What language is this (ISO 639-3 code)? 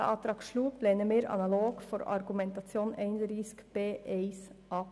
gsw